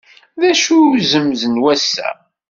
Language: Kabyle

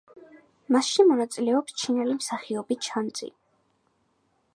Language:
Georgian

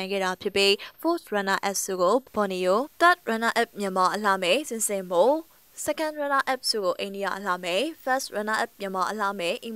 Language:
Korean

